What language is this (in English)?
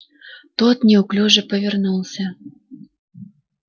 Russian